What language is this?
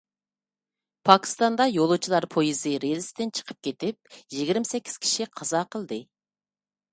Uyghur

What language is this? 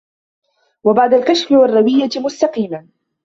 Arabic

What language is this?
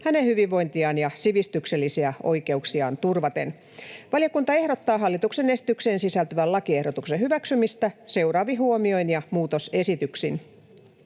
Finnish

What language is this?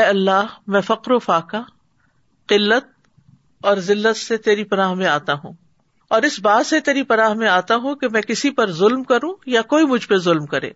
Urdu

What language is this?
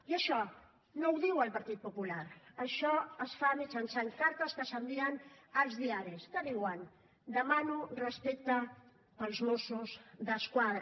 Catalan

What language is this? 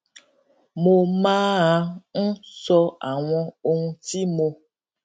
Yoruba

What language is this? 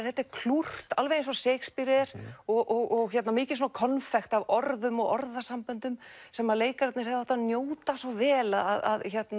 Icelandic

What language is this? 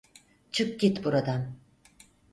Turkish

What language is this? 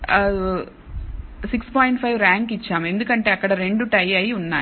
Telugu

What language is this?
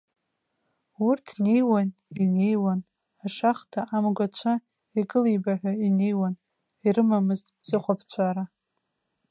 Abkhazian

